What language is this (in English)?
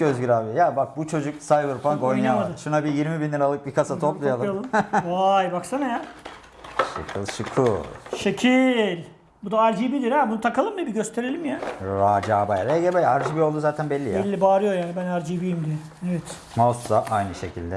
Turkish